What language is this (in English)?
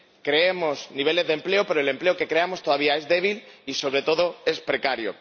Spanish